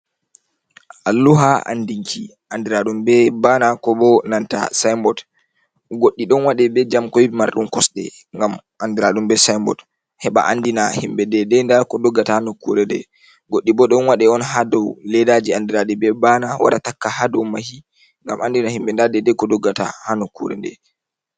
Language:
Fula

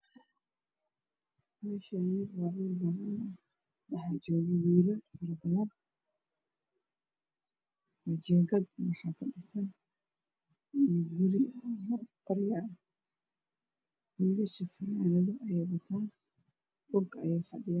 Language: Somali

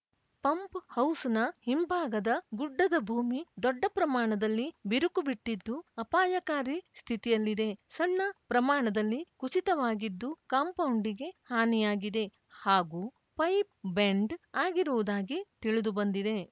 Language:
Kannada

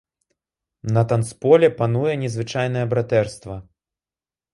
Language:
Belarusian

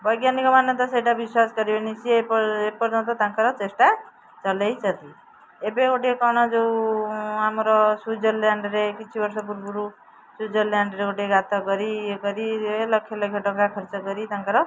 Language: Odia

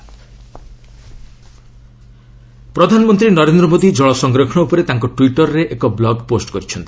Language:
Odia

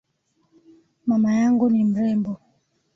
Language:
Swahili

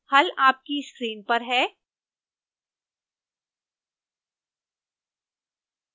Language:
Hindi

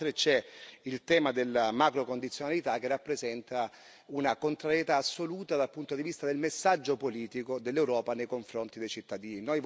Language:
Italian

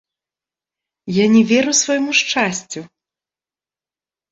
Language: Belarusian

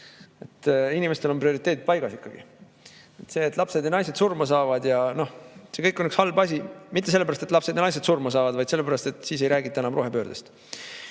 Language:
Estonian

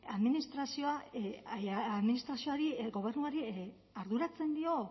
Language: Basque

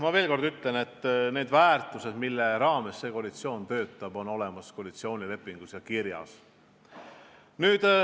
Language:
Estonian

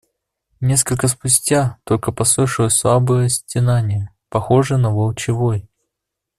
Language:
Russian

